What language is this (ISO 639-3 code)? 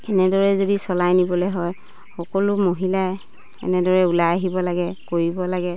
asm